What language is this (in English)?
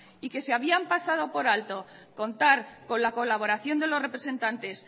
Spanish